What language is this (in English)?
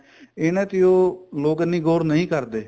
Punjabi